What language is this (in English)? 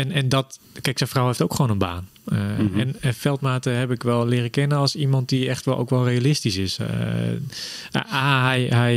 Dutch